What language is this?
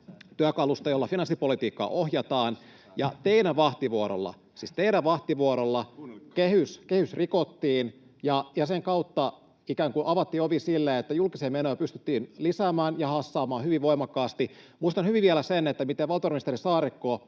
Finnish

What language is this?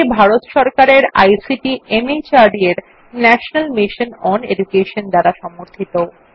Bangla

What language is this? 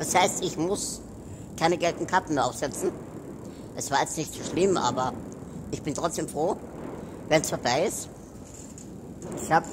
German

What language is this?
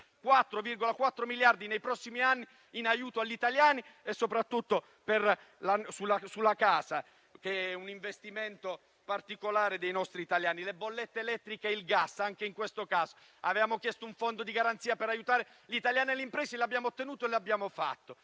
Italian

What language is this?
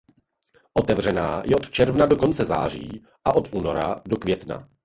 Czech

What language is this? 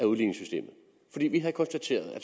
Danish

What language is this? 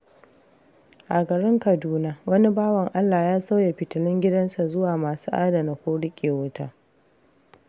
Hausa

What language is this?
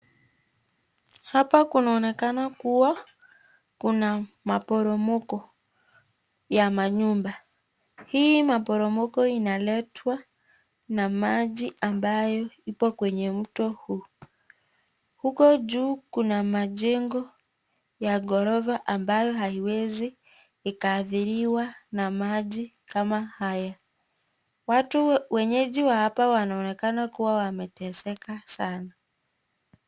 Swahili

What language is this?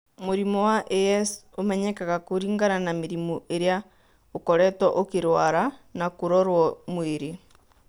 Kikuyu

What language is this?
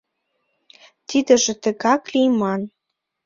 Mari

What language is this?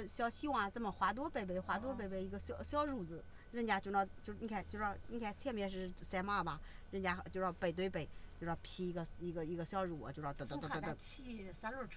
Chinese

